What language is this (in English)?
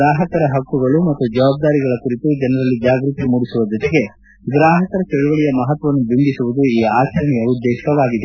Kannada